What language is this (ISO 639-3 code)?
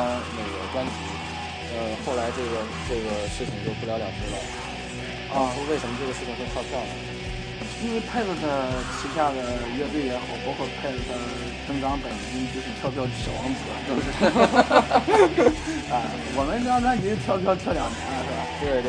zho